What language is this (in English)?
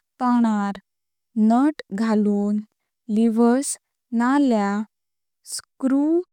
Konkani